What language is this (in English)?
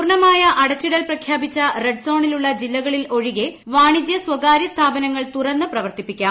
Malayalam